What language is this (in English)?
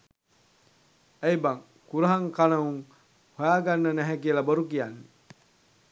Sinhala